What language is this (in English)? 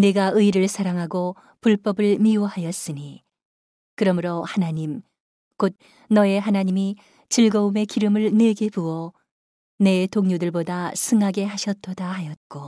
Korean